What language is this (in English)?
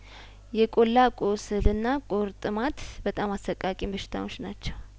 Amharic